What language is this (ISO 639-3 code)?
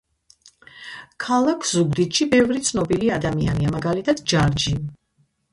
kat